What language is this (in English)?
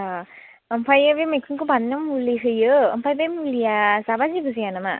Bodo